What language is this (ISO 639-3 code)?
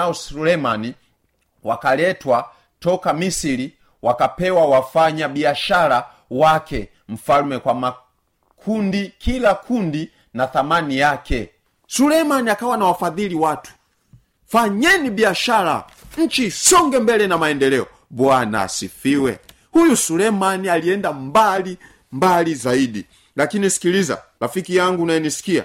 swa